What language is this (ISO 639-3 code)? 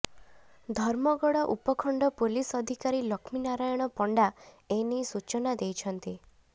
ori